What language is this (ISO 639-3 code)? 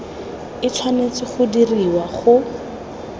tsn